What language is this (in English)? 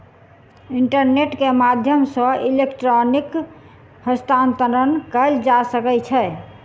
Maithili